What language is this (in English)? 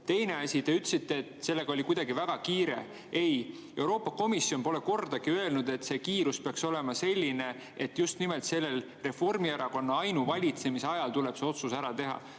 Estonian